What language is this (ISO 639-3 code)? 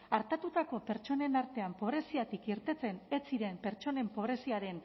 eus